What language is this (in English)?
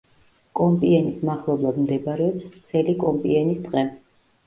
Georgian